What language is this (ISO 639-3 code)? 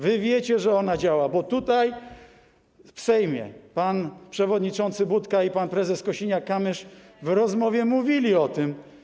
pol